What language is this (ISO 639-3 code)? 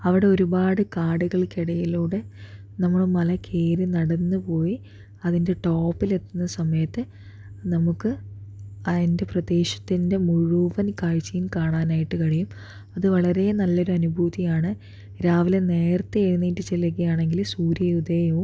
mal